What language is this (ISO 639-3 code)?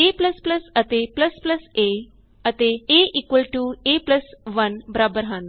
pan